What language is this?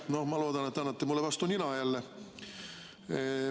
Estonian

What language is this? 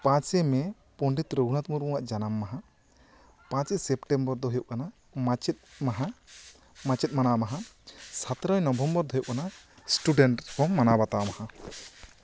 Santali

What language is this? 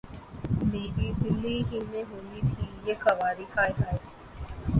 Urdu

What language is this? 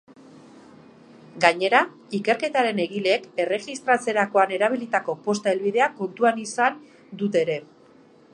Basque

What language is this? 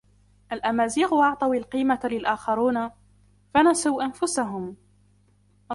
Arabic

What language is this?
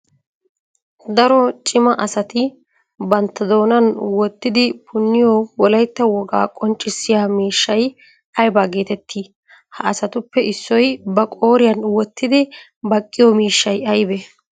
Wolaytta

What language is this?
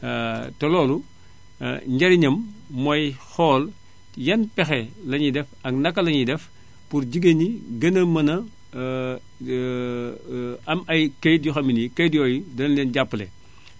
Wolof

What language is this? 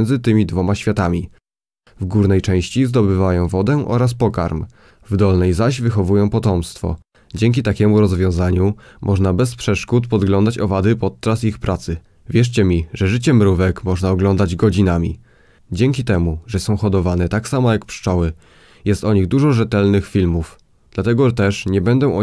Polish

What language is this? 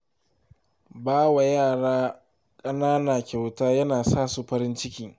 Hausa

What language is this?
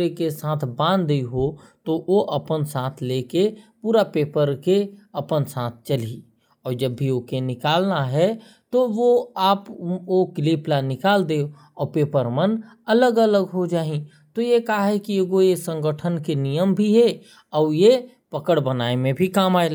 Korwa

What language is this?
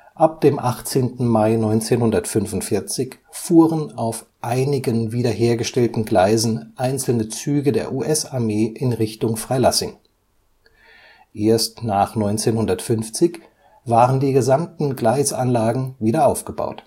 German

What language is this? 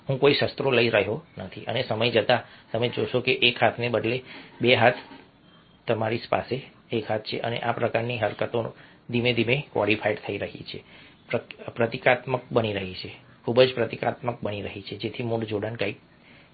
Gujarati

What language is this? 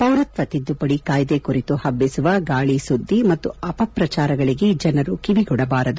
Kannada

